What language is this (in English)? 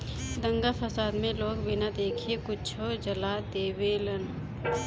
Bhojpuri